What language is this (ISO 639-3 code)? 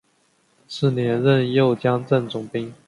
zho